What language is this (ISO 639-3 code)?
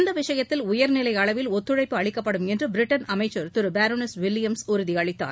tam